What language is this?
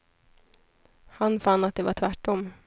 Swedish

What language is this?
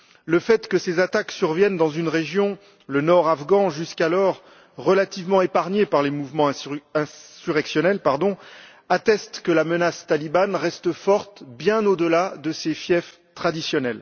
French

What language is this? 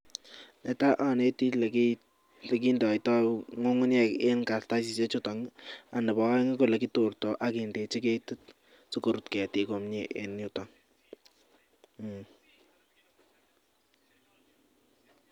Kalenjin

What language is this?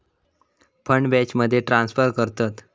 Marathi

